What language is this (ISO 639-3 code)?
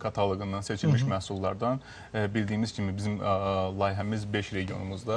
tur